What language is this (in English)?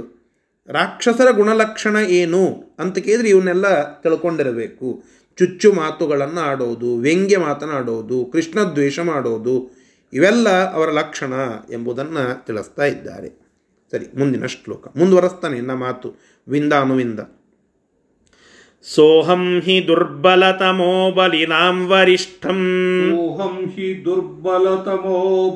Kannada